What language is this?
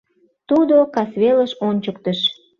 Mari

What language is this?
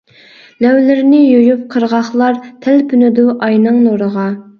Uyghur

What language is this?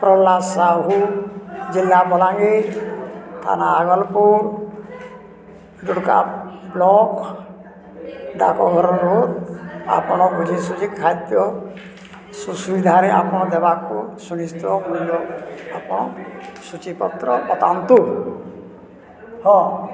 Odia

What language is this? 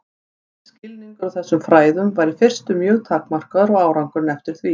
Icelandic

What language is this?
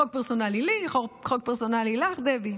Hebrew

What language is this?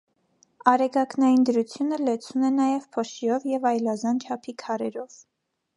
Armenian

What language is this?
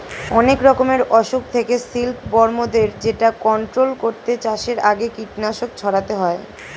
Bangla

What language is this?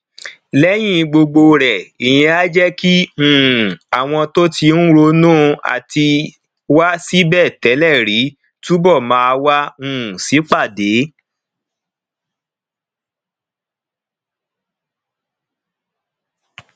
Yoruba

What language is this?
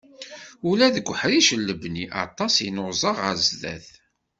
Kabyle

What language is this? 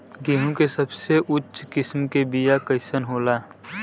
Bhojpuri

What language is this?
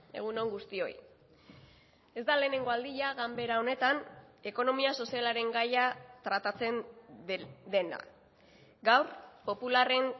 Basque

